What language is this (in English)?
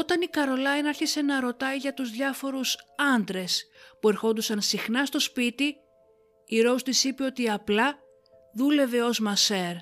Greek